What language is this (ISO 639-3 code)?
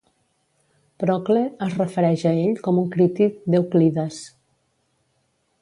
cat